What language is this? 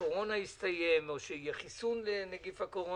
Hebrew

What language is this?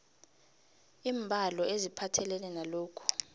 South Ndebele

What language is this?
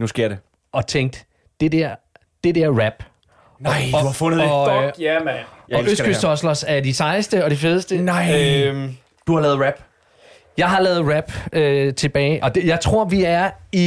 Danish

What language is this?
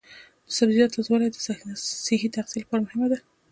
Pashto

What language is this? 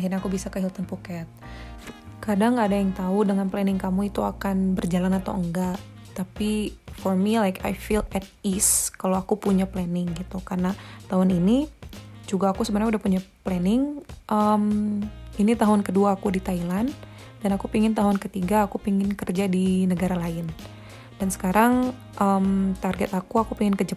Indonesian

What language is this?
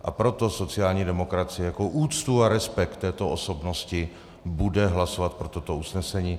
Czech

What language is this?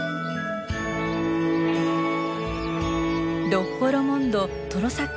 Japanese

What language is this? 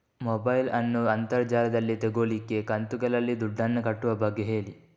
Kannada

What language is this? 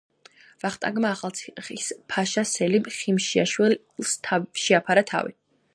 Georgian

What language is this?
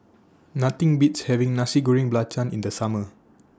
English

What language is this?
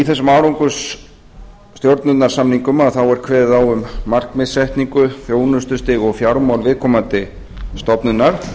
Icelandic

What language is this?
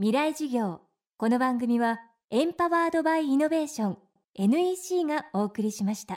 Japanese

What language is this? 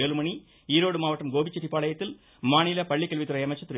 Tamil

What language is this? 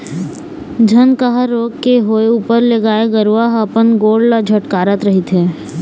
Chhattisgarhi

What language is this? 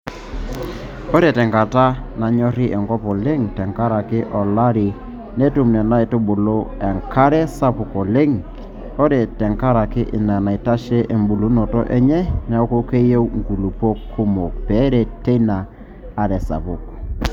Masai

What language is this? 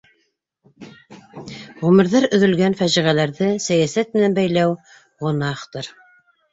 Bashkir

